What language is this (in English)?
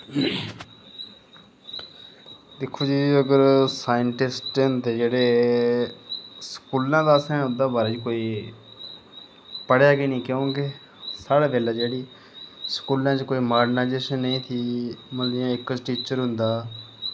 Dogri